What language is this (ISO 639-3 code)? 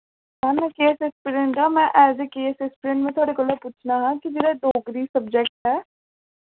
doi